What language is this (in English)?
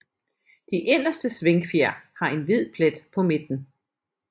Danish